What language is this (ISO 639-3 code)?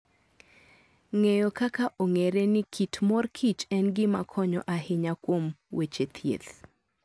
luo